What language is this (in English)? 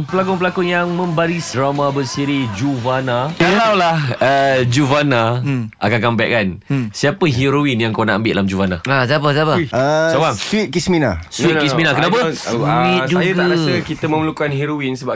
Malay